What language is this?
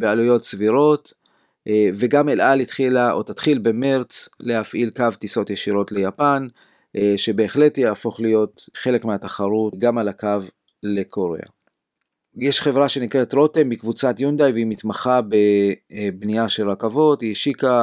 Hebrew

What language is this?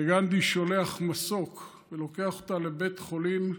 Hebrew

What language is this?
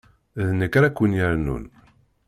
Kabyle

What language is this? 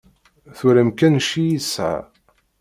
Kabyle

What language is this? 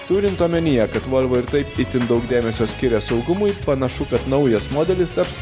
Lithuanian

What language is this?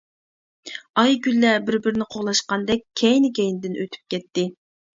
Uyghur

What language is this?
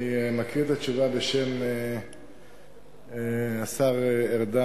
Hebrew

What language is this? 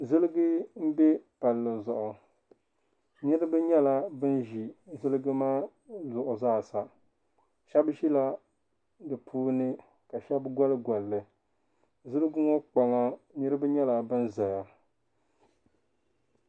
Dagbani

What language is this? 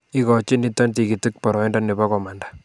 Kalenjin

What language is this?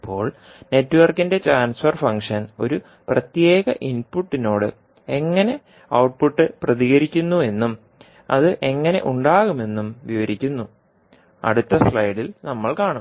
Malayalam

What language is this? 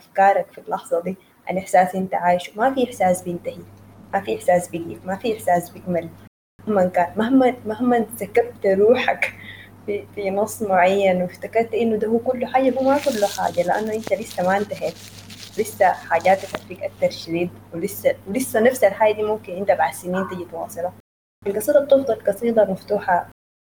Arabic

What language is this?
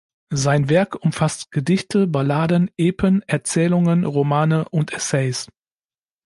German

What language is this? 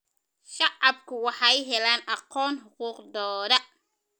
Somali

